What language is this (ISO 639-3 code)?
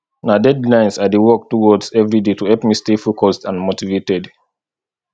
pcm